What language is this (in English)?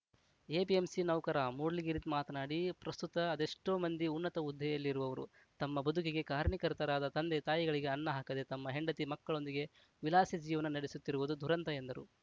Kannada